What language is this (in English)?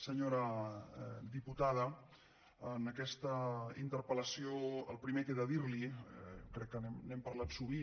Catalan